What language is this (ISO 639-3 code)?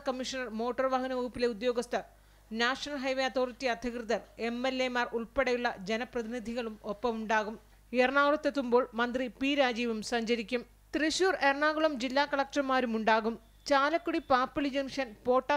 mal